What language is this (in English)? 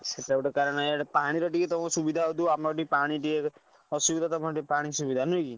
Odia